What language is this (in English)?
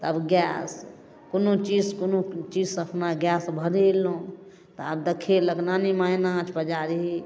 Maithili